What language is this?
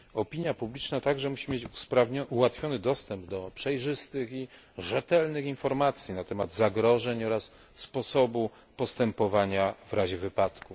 Polish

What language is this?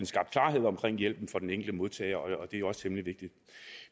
Danish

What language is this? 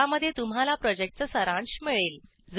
Marathi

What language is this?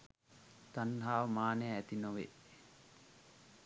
Sinhala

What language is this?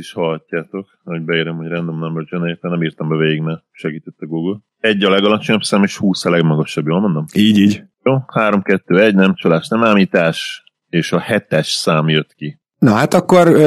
Hungarian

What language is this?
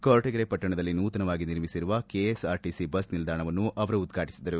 Kannada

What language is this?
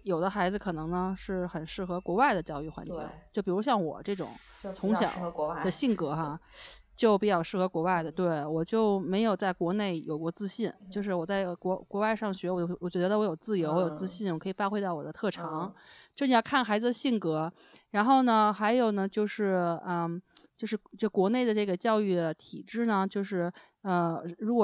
Chinese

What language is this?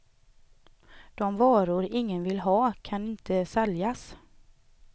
Swedish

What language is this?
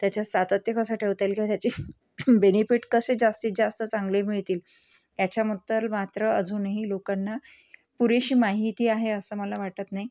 Marathi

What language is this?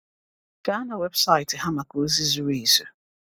Igbo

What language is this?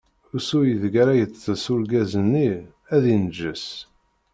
Kabyle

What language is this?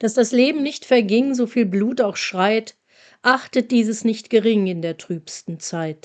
German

